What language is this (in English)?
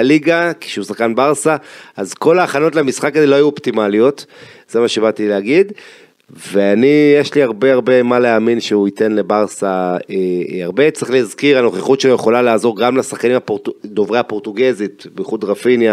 Hebrew